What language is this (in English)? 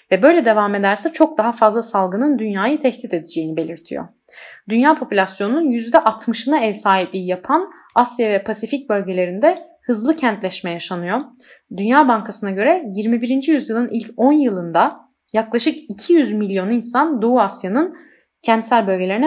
Turkish